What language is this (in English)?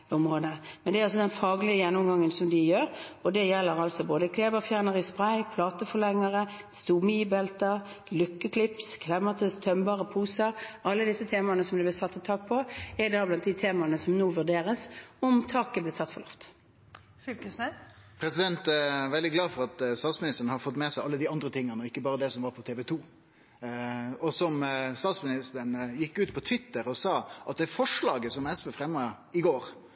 Norwegian